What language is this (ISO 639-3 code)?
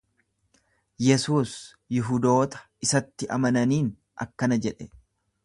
orm